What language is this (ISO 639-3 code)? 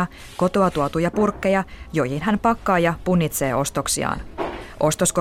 fin